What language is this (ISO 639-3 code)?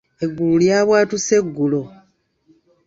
lug